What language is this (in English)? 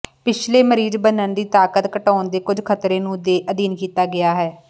Punjabi